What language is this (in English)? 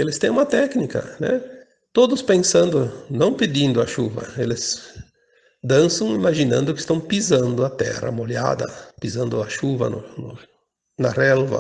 Portuguese